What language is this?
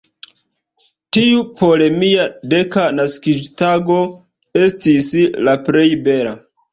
Esperanto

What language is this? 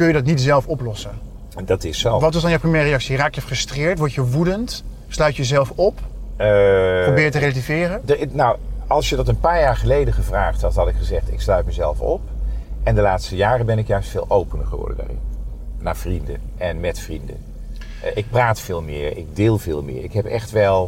Dutch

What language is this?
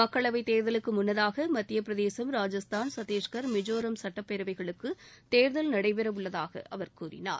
Tamil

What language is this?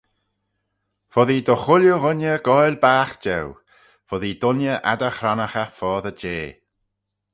Manx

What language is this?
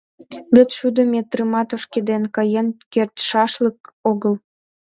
Mari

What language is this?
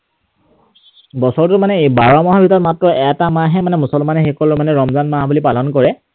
Assamese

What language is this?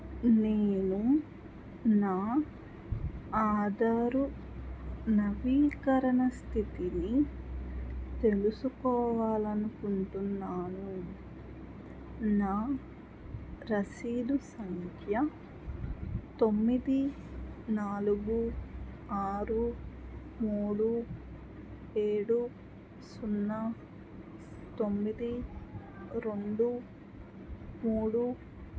Telugu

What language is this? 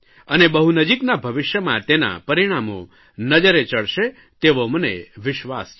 Gujarati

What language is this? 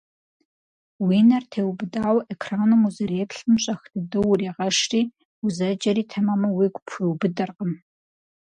Kabardian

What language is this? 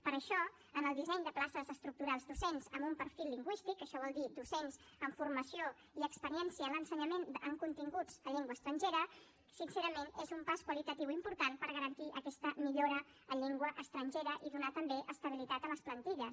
Catalan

